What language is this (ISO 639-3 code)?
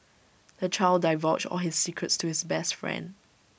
eng